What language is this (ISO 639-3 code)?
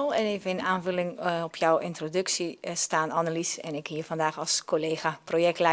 nld